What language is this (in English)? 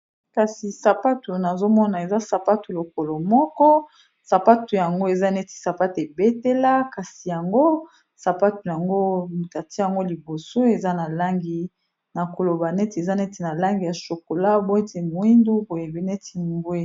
Lingala